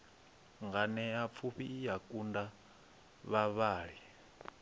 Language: Venda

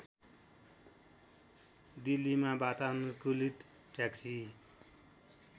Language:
Nepali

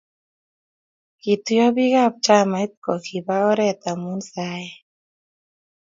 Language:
Kalenjin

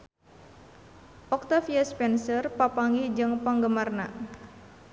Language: Sundanese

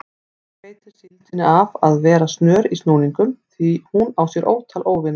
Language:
Icelandic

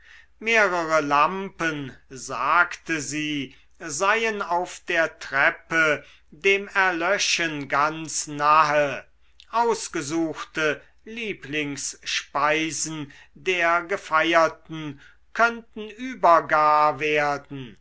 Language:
German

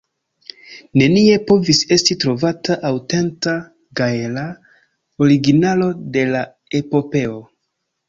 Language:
Esperanto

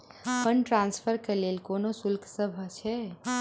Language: Maithili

